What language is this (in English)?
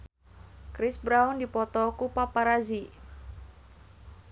Sundanese